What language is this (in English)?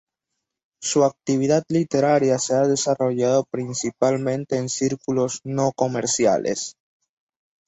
Spanish